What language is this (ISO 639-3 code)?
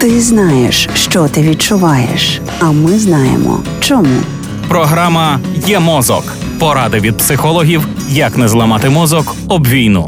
ukr